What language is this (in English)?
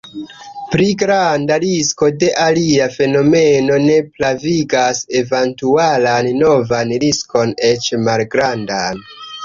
Esperanto